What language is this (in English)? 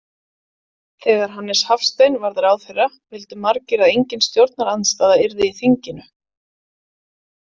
Icelandic